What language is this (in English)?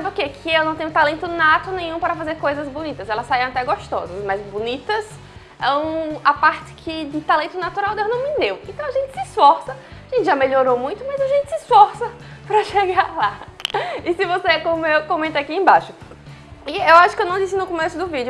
Portuguese